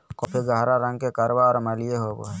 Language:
Magahi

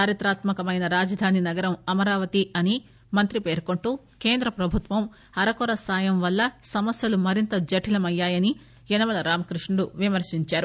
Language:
Telugu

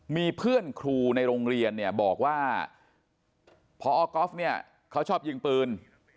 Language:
Thai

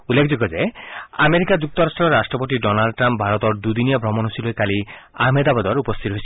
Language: Assamese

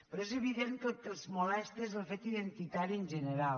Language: Catalan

